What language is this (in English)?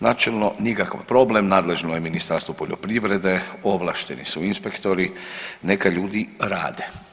Croatian